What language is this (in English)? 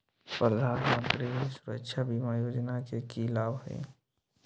Magahi